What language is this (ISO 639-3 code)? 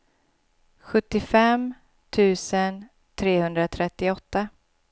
swe